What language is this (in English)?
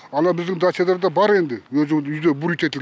Kazakh